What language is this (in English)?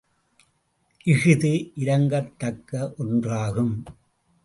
Tamil